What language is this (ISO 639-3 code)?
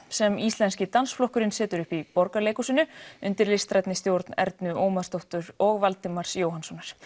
isl